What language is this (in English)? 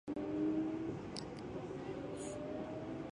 Japanese